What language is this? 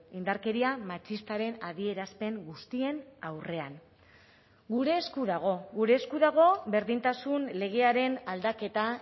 Basque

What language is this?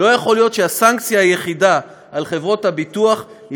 Hebrew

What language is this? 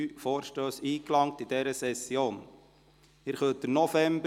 Swiss German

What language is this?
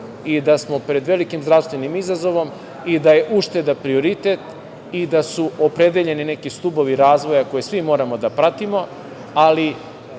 Serbian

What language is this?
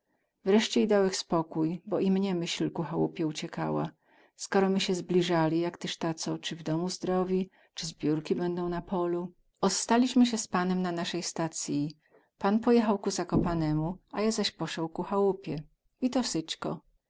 Polish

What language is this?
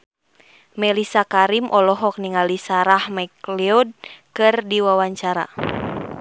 Sundanese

